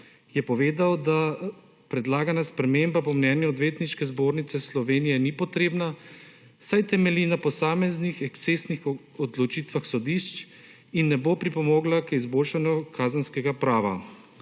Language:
Slovenian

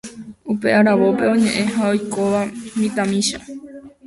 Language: Guarani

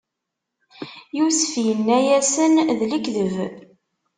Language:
Kabyle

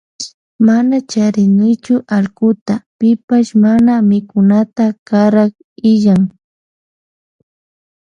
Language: Loja Highland Quichua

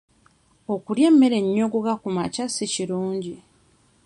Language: Ganda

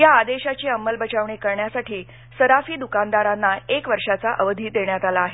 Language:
Marathi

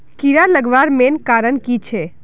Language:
Magahi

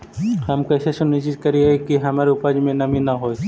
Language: Magahi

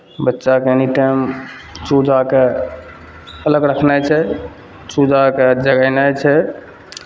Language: Maithili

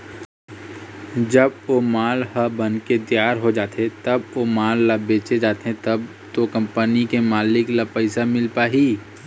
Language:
Chhattisgarhi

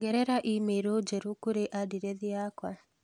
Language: Kikuyu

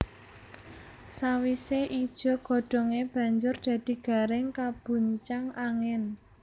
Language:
Javanese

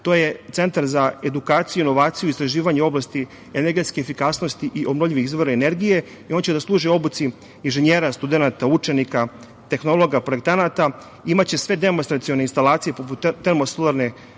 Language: Serbian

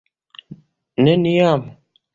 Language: Esperanto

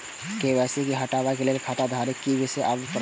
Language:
Maithili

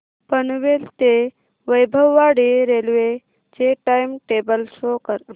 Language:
Marathi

